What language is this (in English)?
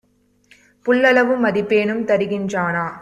Tamil